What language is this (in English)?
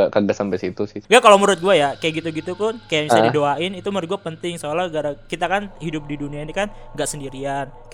Indonesian